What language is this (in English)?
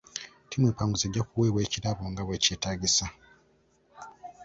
Ganda